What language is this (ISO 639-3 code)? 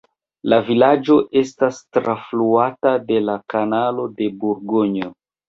epo